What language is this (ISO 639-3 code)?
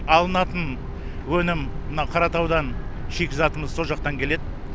kaz